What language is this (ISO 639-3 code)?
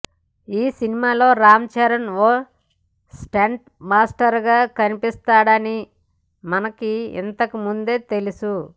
tel